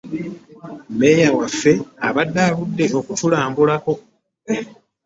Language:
Ganda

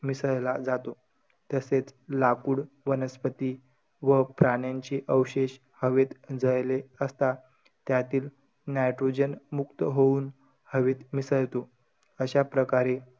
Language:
Marathi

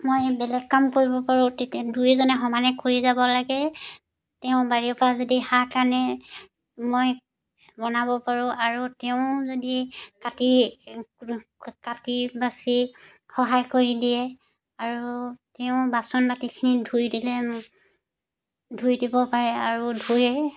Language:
Assamese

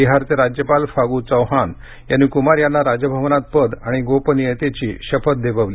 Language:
Marathi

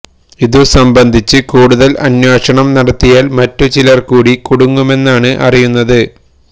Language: Malayalam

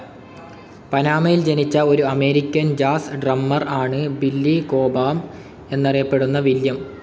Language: Malayalam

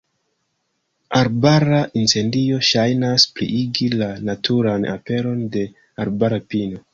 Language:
Esperanto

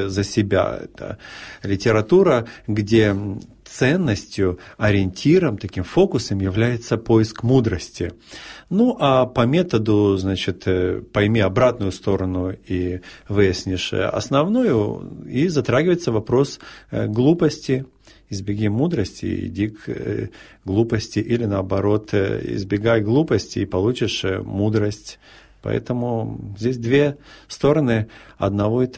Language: Russian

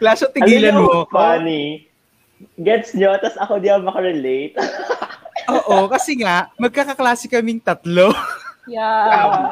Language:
Filipino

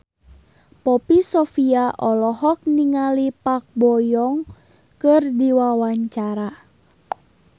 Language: Sundanese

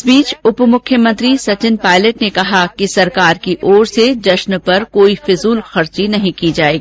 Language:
Hindi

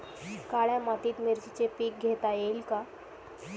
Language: Marathi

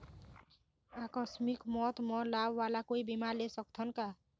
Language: Chhattisgarhi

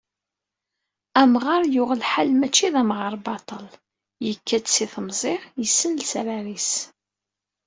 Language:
Kabyle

